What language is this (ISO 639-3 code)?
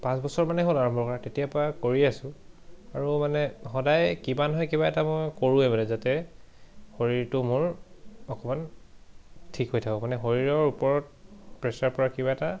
asm